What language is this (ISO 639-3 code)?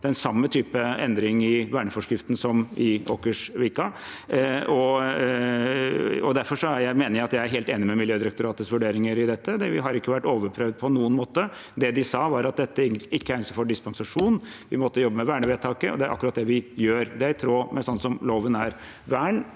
nor